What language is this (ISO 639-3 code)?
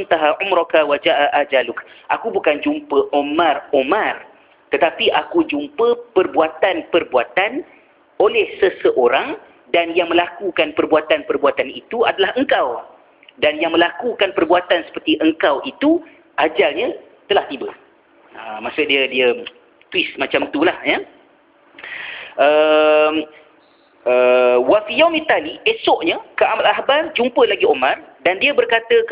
msa